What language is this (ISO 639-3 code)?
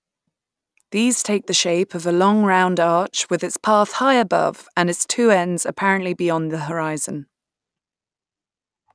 eng